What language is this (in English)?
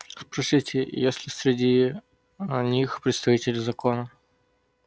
Russian